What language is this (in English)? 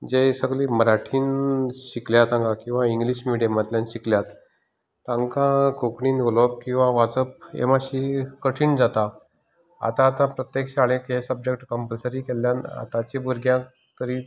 Konkani